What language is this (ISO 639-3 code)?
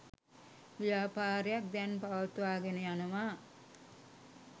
sin